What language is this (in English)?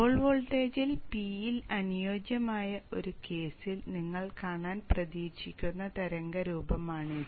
Malayalam